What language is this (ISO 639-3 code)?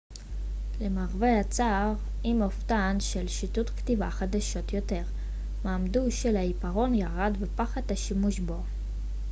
heb